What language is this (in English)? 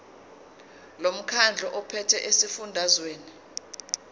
Zulu